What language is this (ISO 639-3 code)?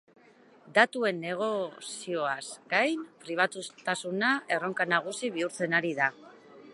eus